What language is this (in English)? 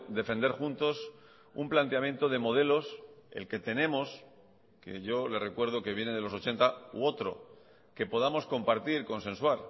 Spanish